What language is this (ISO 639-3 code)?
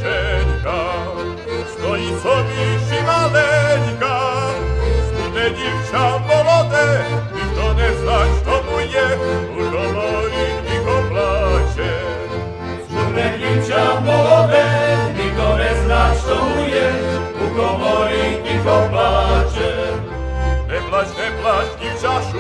slk